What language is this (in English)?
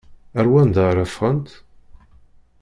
Kabyle